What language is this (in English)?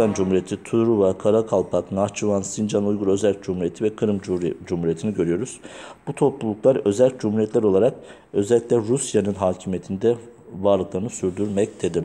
Turkish